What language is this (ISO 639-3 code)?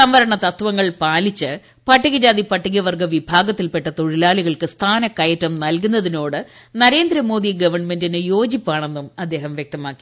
mal